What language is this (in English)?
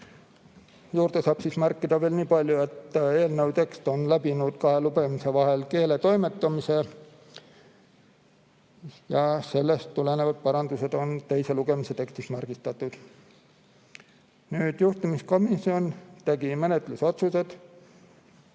Estonian